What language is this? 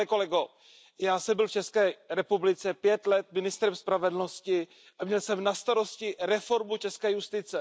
Czech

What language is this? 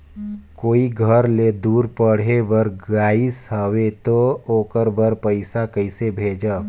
Chhattisgarhi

